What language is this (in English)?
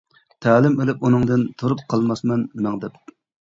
Uyghur